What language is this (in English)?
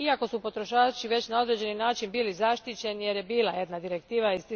Croatian